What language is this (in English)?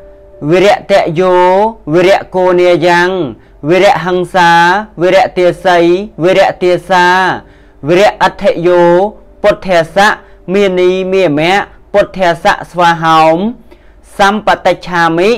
Thai